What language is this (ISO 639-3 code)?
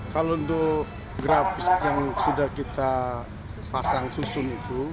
ind